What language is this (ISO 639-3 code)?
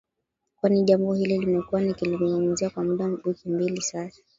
swa